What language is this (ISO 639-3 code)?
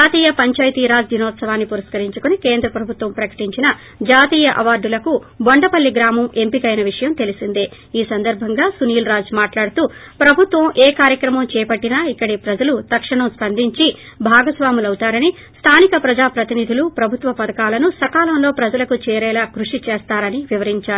tel